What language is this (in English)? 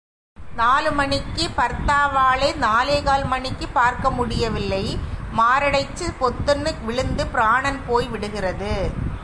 Tamil